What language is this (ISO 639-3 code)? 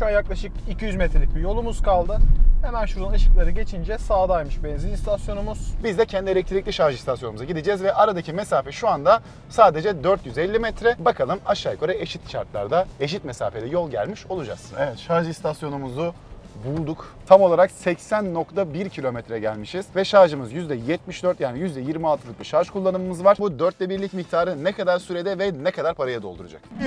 tur